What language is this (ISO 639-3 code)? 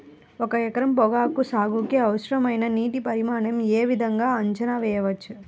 tel